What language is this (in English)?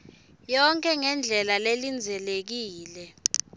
Swati